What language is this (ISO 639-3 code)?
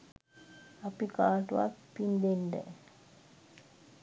sin